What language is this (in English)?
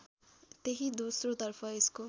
Nepali